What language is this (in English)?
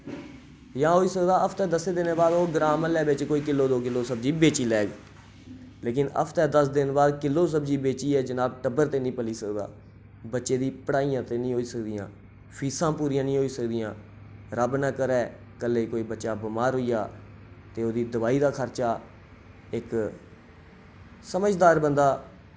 Dogri